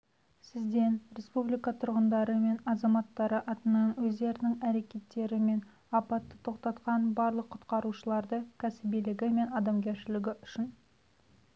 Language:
Kazakh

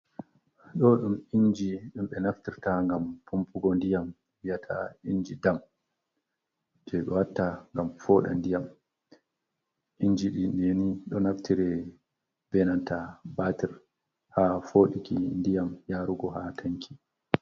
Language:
Fula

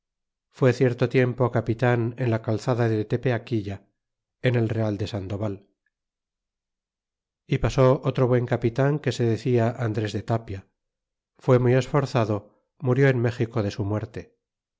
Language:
Spanish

